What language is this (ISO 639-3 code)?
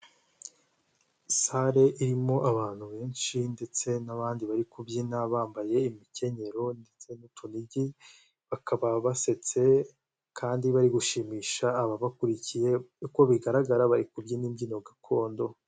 kin